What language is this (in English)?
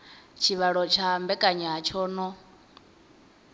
Venda